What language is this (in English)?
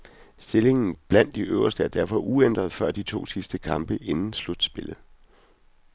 Danish